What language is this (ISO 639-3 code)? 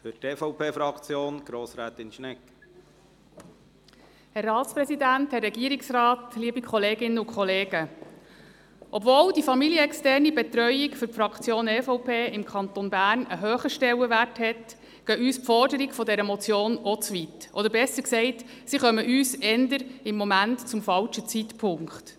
gsw